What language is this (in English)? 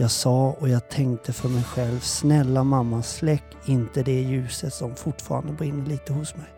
Swedish